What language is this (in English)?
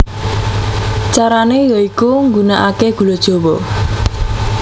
Javanese